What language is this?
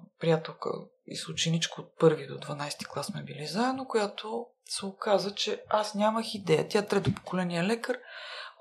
Bulgarian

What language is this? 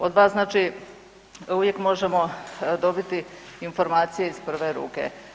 Croatian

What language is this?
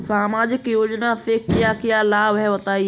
Hindi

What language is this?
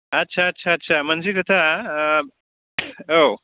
Bodo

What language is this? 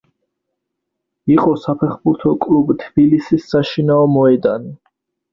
Georgian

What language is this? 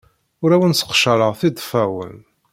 Kabyle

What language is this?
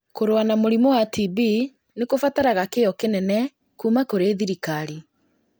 Kikuyu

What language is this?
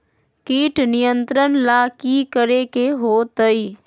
Magahi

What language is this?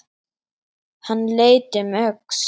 Icelandic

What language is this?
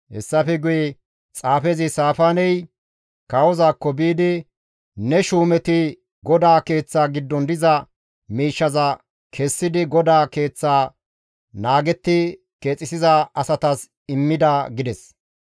Gamo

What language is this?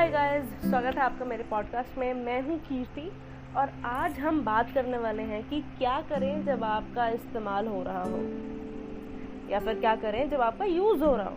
Hindi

